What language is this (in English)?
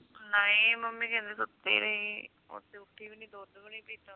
Punjabi